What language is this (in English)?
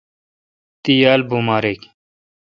Kalkoti